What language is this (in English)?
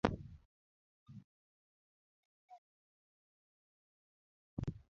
Luo (Kenya and Tanzania)